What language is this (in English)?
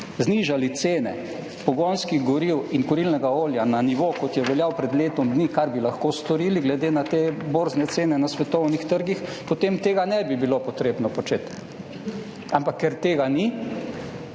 Slovenian